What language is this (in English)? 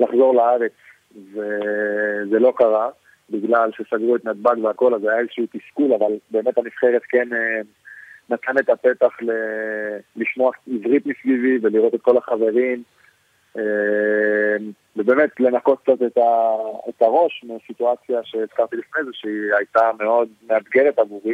Hebrew